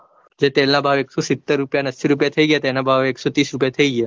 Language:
Gujarati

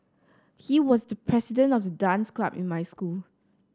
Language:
English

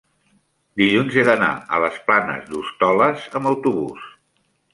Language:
Catalan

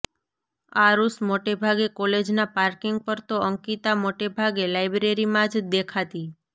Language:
Gujarati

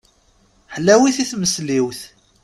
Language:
Kabyle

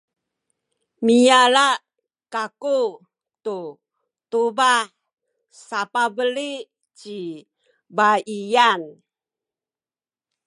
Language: Sakizaya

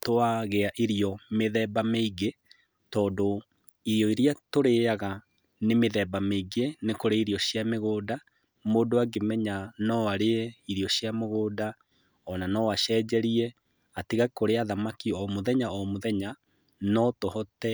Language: Kikuyu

